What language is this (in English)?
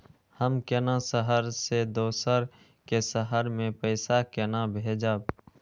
Maithili